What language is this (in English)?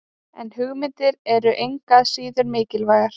Icelandic